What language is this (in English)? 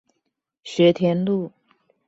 Chinese